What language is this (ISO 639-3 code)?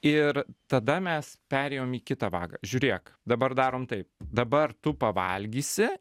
lit